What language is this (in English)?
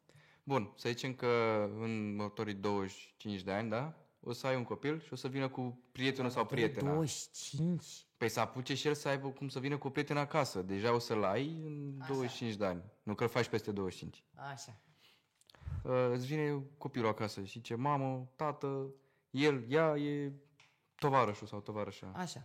Romanian